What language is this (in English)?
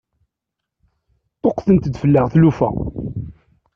Kabyle